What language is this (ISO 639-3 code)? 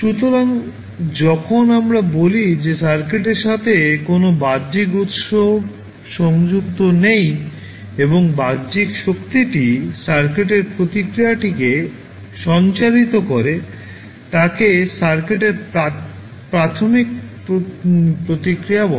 ben